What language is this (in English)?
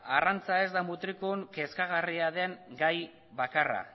Basque